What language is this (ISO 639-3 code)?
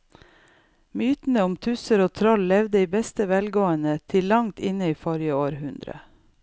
nor